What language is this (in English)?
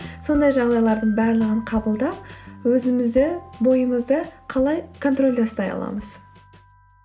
Kazakh